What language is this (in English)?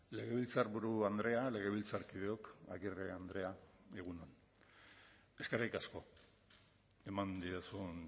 Basque